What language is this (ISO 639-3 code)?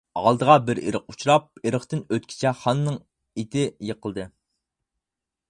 uig